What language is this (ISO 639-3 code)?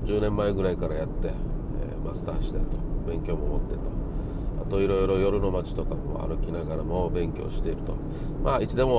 jpn